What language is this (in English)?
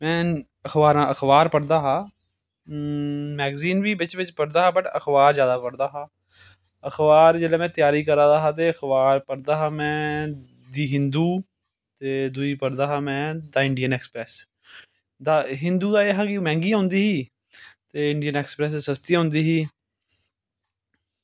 Dogri